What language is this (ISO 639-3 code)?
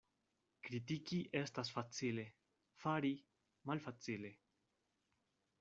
epo